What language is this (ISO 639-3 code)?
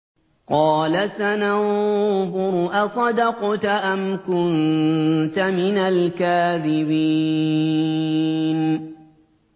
ara